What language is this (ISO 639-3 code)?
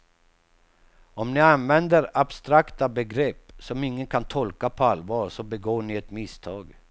swe